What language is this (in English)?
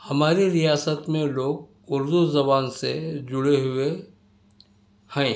Urdu